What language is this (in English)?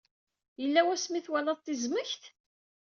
Kabyle